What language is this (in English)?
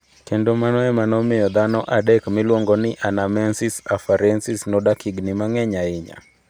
Luo (Kenya and Tanzania)